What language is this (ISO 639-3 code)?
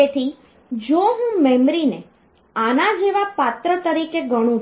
guj